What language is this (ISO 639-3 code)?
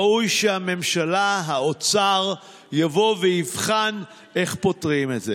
heb